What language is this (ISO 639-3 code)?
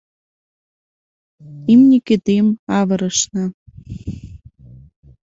chm